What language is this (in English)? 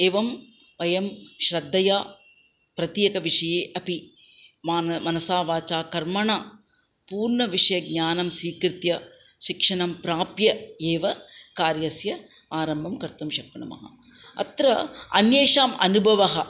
Sanskrit